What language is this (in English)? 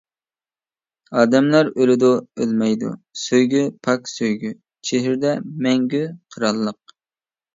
Uyghur